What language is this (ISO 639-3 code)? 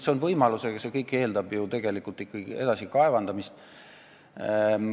est